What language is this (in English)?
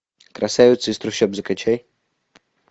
Russian